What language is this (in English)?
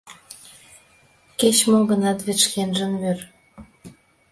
Mari